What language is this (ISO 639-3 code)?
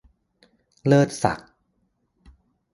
tha